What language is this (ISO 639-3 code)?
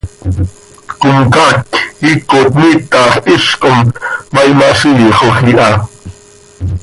sei